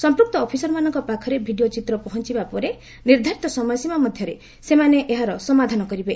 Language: Odia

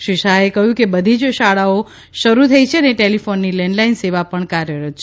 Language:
Gujarati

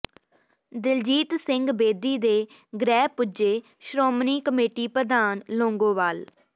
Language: Punjabi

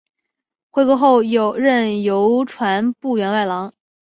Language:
Chinese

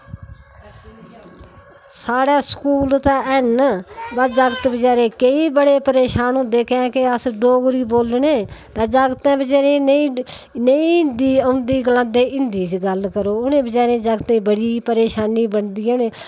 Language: Dogri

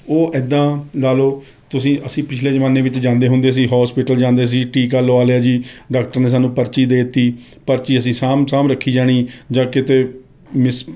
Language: Punjabi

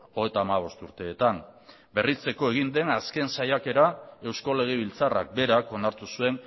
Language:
Basque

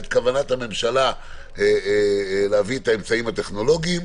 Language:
Hebrew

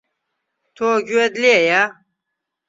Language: Central Kurdish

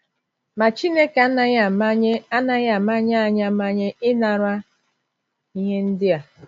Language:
Igbo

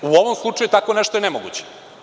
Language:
Serbian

